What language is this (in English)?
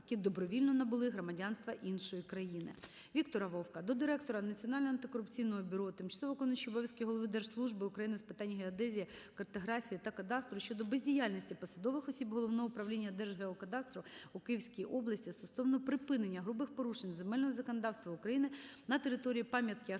Ukrainian